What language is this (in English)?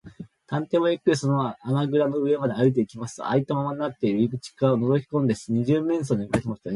Japanese